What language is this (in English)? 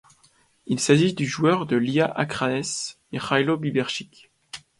French